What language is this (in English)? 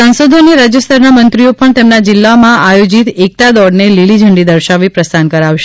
Gujarati